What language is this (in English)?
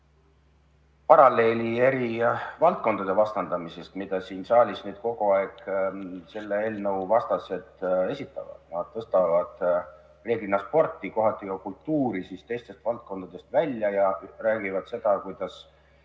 Estonian